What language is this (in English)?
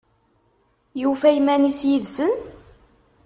Kabyle